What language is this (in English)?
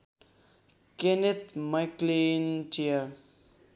Nepali